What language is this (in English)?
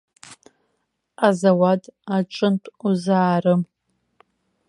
Abkhazian